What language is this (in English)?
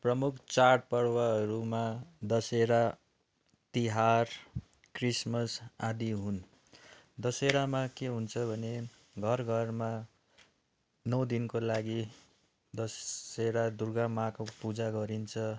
Nepali